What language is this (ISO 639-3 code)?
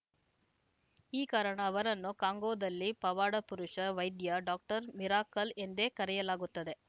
kan